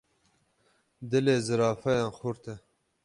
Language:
Kurdish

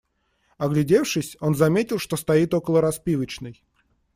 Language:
Russian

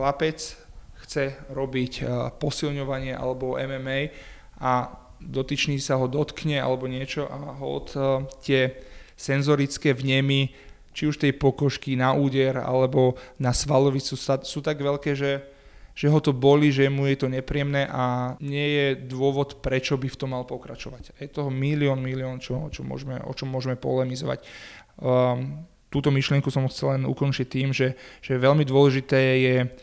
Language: Slovak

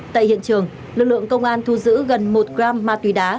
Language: Vietnamese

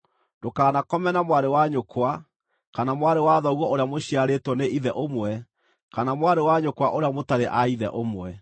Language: Kikuyu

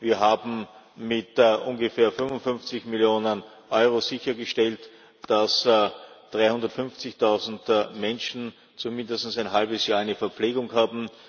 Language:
German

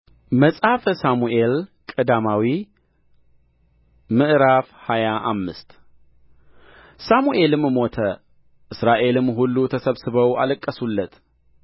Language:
Amharic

